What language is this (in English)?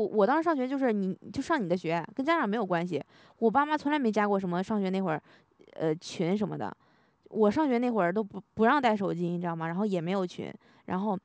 Chinese